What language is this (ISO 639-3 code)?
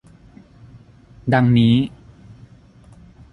tha